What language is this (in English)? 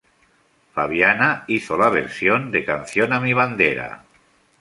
Spanish